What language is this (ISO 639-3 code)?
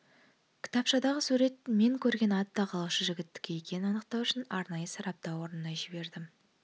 kaz